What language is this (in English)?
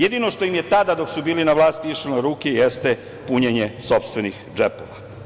Serbian